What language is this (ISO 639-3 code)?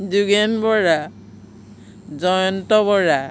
asm